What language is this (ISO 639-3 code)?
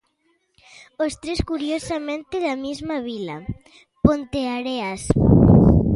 glg